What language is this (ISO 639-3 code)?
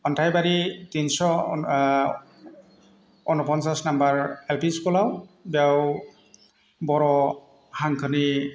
brx